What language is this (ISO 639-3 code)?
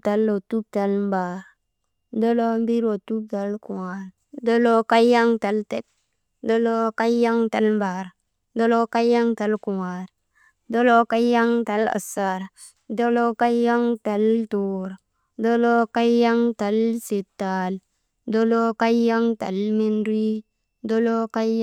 mde